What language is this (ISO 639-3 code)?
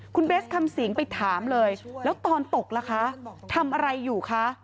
tha